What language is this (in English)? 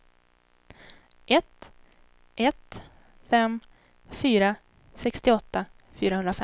Swedish